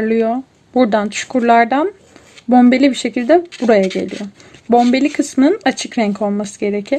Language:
Turkish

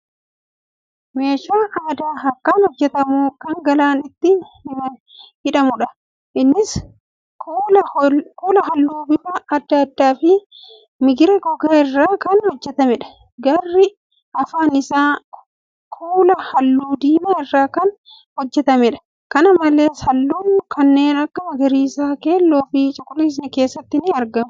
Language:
Oromo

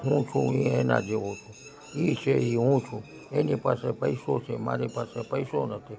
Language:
Gujarati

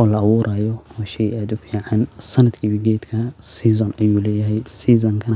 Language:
Somali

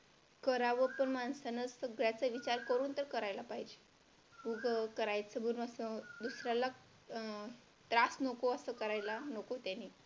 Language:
Marathi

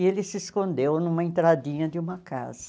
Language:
Portuguese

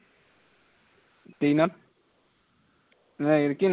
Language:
Assamese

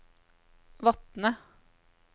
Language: Norwegian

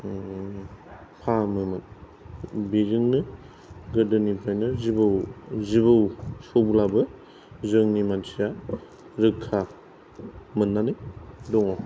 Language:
Bodo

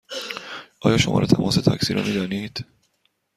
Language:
Persian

